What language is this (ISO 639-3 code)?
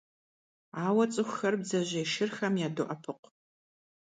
kbd